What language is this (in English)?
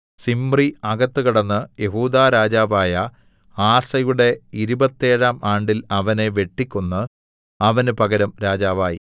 Malayalam